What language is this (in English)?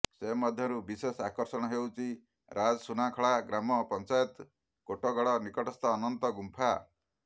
Odia